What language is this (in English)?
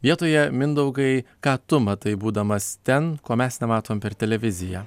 Lithuanian